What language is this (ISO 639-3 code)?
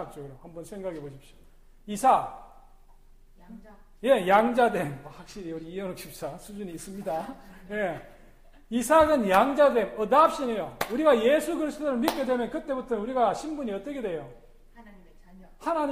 kor